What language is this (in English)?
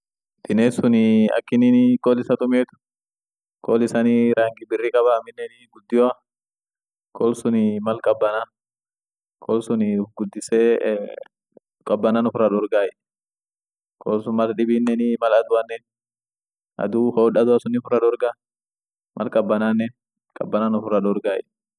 Orma